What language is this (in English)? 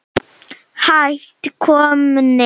Icelandic